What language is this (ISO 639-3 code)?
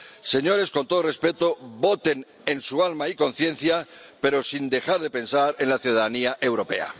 spa